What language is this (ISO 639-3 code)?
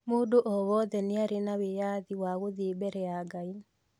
kik